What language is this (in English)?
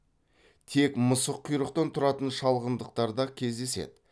Kazakh